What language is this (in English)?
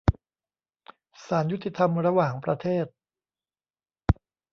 Thai